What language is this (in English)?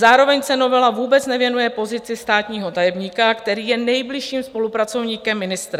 Czech